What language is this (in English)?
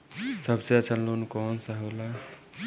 Bhojpuri